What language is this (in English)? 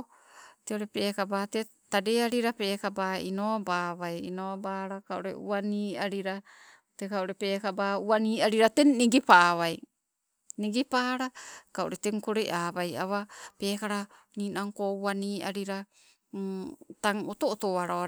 Sibe